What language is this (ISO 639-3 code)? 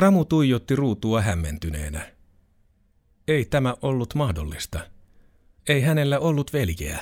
fin